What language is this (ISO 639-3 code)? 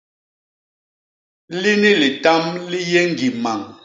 bas